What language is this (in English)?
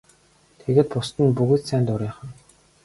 Mongolian